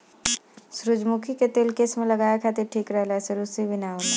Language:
Bhojpuri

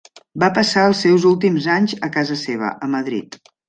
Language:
Catalan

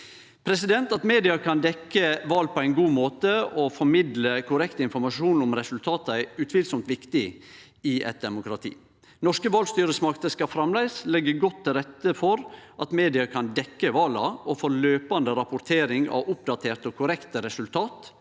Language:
Norwegian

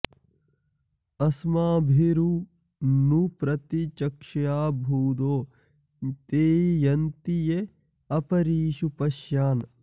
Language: Sanskrit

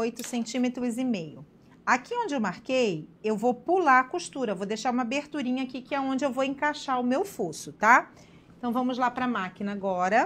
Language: Portuguese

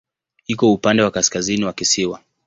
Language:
Swahili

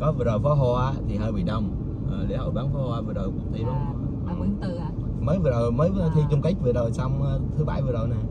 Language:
Vietnamese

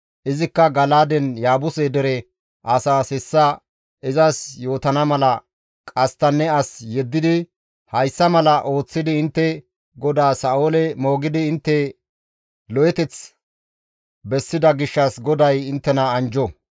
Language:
Gamo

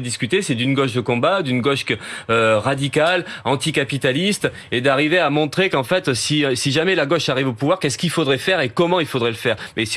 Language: French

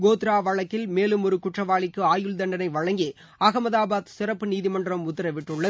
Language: Tamil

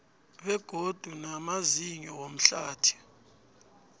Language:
South Ndebele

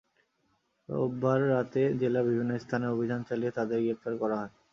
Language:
Bangla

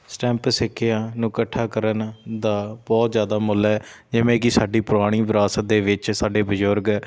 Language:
Punjabi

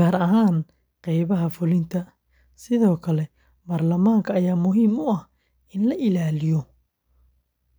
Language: Somali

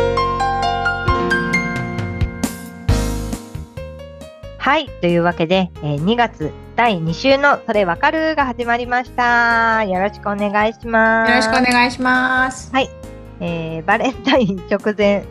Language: Japanese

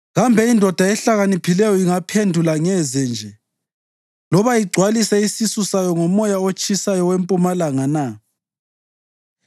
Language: North Ndebele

